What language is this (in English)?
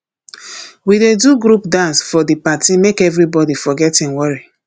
Nigerian Pidgin